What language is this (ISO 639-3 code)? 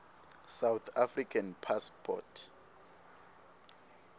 ssw